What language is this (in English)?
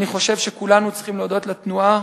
Hebrew